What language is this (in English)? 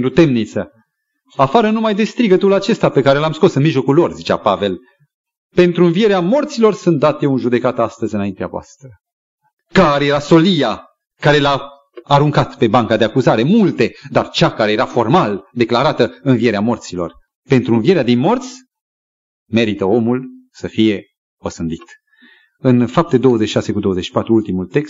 Romanian